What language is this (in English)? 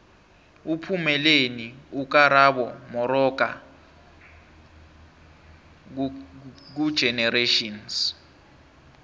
South Ndebele